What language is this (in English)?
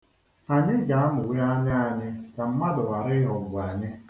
Igbo